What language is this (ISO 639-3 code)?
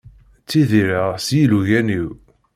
kab